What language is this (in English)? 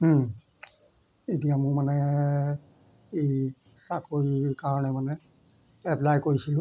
Assamese